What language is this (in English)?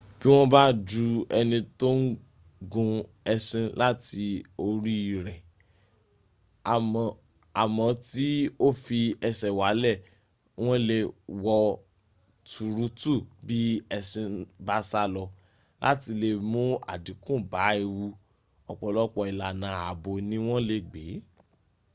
Yoruba